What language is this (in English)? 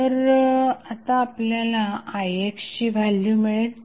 Marathi